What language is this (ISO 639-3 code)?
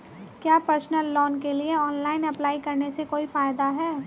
hin